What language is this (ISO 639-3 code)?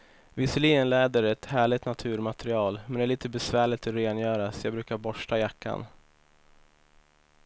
swe